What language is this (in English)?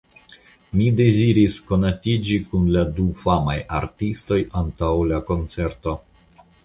Esperanto